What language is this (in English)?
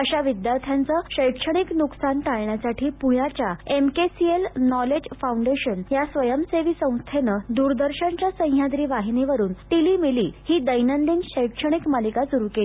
Marathi